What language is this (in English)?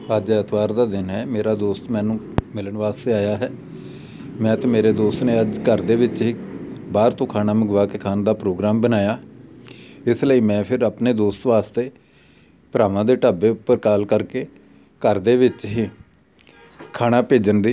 Punjabi